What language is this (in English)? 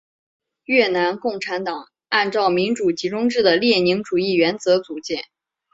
Chinese